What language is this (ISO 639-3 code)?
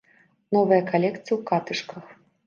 bel